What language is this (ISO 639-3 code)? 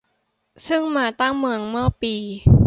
tha